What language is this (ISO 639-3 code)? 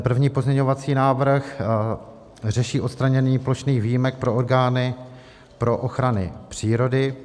ces